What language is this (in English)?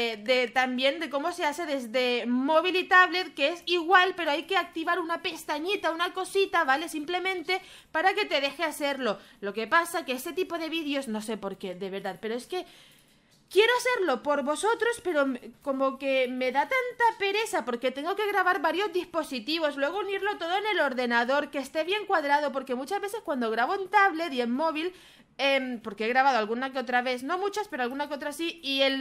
Spanish